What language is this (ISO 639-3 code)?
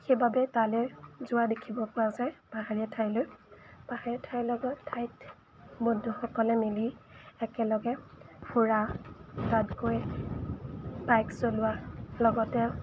asm